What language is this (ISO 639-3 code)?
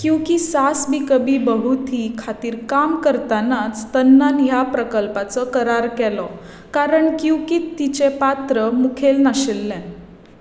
kok